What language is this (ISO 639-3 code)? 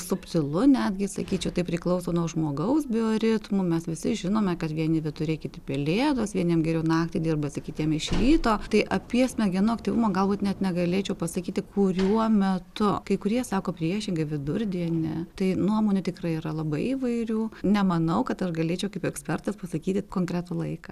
lit